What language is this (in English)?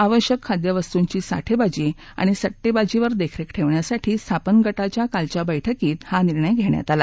Marathi